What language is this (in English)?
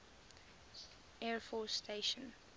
English